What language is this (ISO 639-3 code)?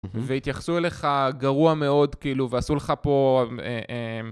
heb